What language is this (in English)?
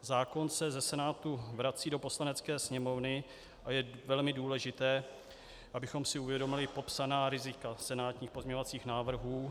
Czech